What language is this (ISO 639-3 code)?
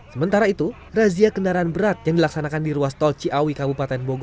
ind